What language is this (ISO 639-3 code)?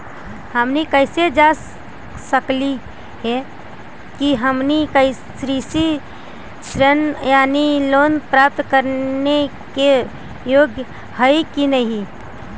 mag